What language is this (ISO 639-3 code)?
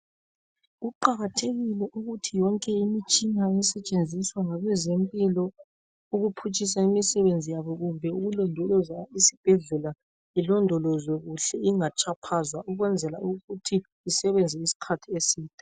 nde